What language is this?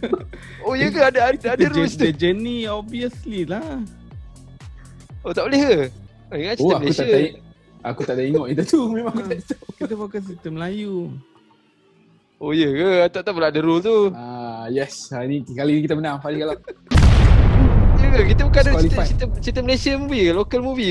Malay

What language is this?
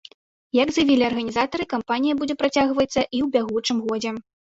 Belarusian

